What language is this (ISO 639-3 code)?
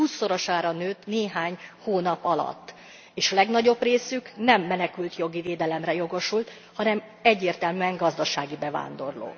hun